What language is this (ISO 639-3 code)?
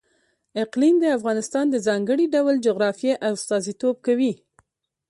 pus